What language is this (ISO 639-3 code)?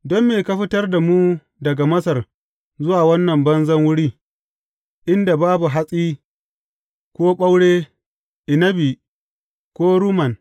hau